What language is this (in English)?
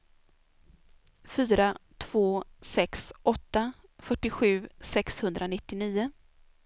Swedish